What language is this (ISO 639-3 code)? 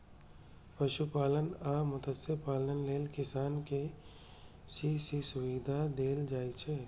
mai